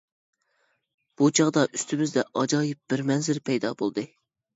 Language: Uyghur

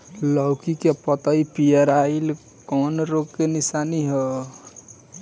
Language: Bhojpuri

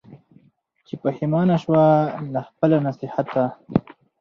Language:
Pashto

